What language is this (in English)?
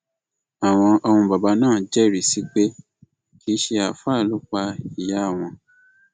Yoruba